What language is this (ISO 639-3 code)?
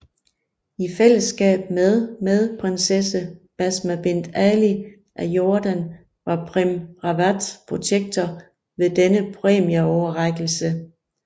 dan